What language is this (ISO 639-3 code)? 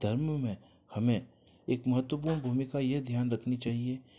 hin